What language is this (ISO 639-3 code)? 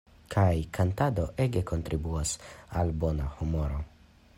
epo